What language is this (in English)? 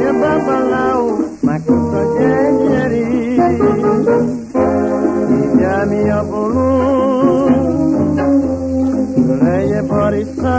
Spanish